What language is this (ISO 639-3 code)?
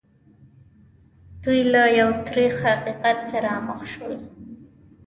pus